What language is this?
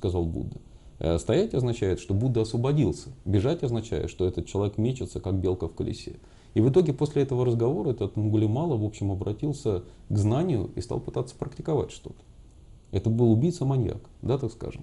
Russian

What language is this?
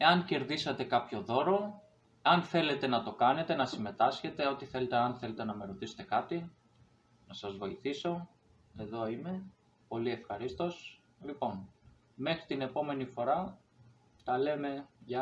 Greek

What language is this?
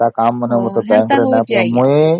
Odia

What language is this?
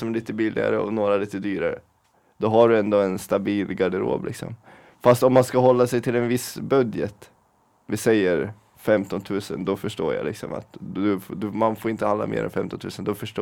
Swedish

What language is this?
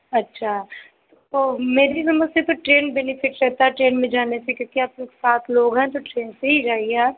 Hindi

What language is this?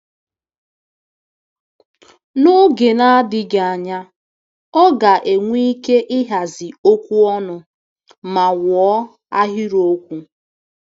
Igbo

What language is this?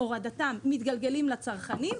Hebrew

